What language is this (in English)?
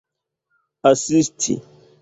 Esperanto